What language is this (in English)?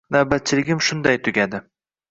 Uzbek